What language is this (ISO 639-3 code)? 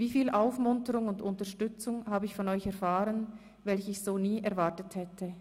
gsw